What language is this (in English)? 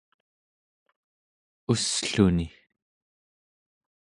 Central Yupik